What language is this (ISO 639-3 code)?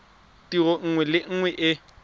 tsn